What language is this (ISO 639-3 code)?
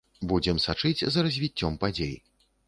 bel